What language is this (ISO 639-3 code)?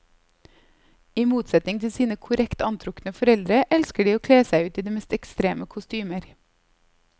nor